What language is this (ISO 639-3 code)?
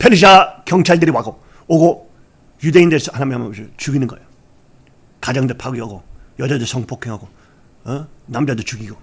kor